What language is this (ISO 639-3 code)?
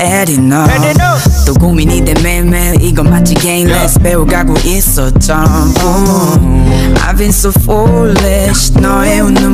kor